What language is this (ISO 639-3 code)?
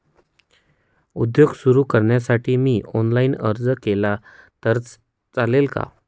mar